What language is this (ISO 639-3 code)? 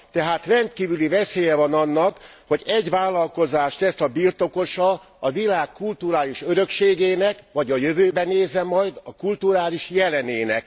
hun